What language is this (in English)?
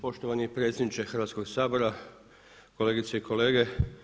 Croatian